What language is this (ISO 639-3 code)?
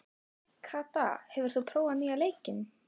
isl